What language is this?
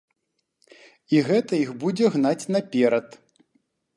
Belarusian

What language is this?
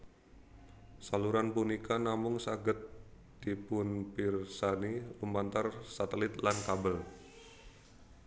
Javanese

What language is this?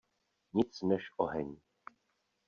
Czech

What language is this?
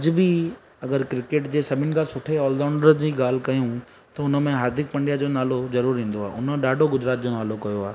Sindhi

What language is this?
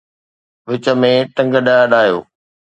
Sindhi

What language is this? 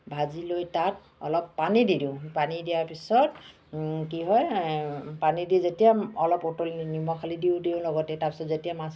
Assamese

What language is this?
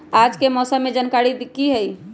Magahi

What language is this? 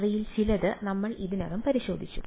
Malayalam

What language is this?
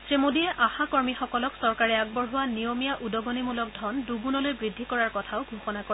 Assamese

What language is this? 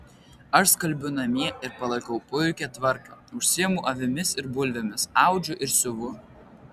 Lithuanian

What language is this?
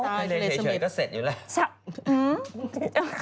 Thai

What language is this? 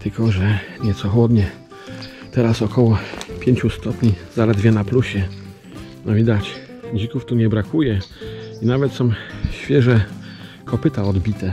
Polish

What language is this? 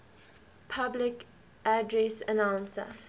English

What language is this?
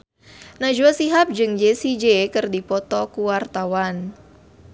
Sundanese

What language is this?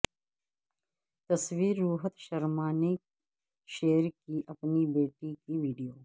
Urdu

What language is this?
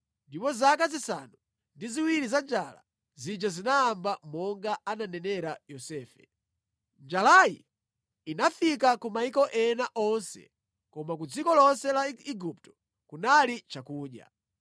Nyanja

